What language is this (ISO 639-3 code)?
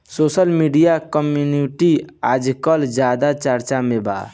bho